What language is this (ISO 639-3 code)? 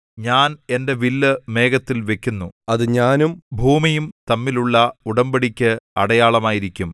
mal